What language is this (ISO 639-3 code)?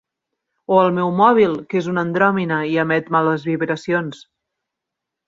cat